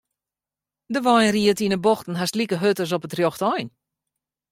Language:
Western Frisian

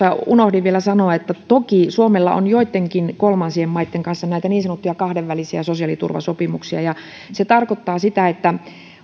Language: Finnish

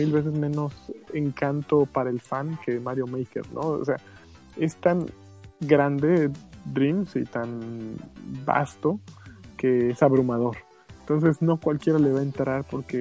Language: Spanish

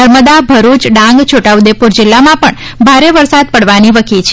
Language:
Gujarati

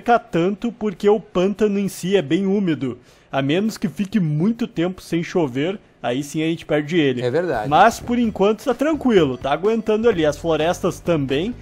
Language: Portuguese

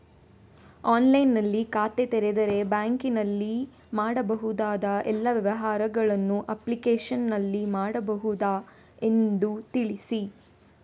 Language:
Kannada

